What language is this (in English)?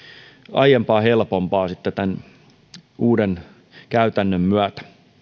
Finnish